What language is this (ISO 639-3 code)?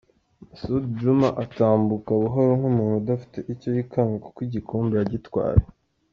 kin